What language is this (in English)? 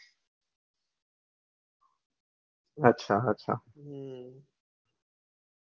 Gujarati